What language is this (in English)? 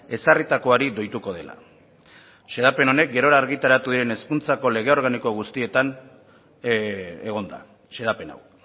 Basque